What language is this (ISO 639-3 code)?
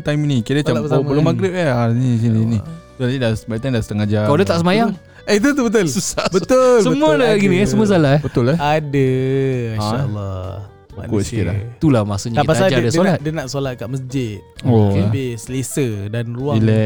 msa